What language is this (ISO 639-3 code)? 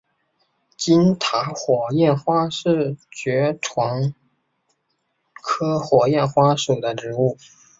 zho